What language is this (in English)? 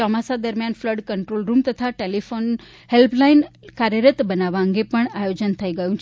Gujarati